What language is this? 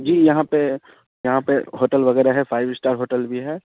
Urdu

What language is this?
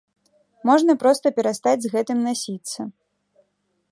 Belarusian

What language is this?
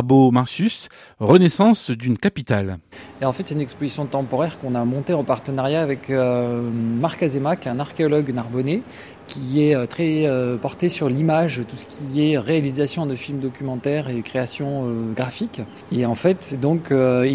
French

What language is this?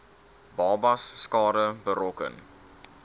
Afrikaans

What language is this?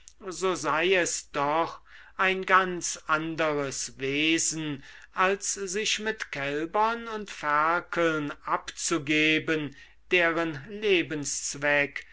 German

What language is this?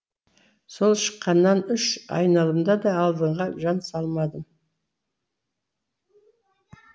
Kazakh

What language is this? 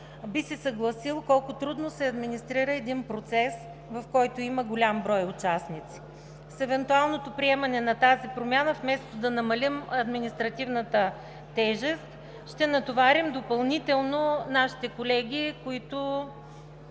Bulgarian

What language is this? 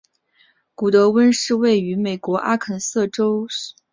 Chinese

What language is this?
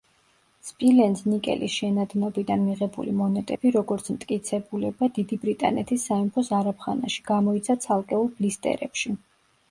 Georgian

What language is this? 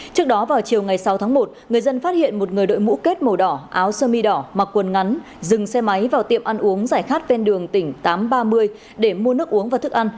Vietnamese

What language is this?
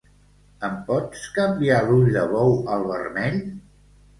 Catalan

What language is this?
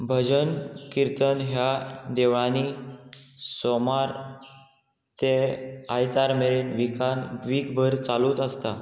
Konkani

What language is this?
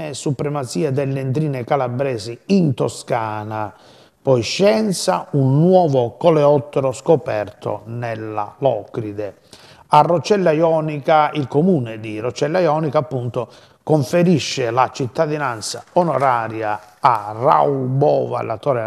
Italian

